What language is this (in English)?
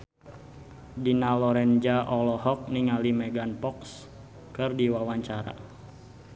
Sundanese